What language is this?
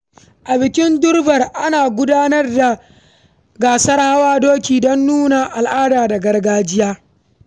Hausa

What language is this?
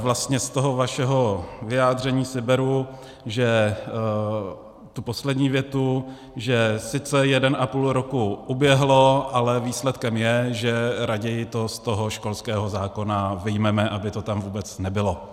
Czech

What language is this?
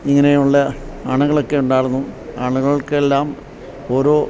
Malayalam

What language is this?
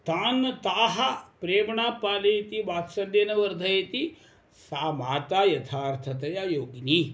Sanskrit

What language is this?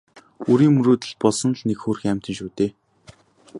Mongolian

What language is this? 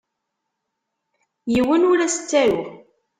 Kabyle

